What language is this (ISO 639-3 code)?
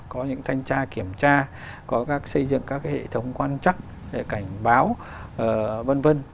vie